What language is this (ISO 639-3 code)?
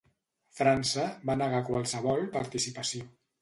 cat